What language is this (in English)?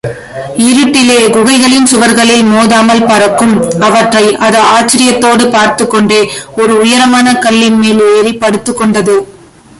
Tamil